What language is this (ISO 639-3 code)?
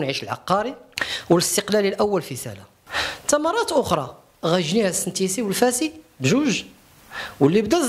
ara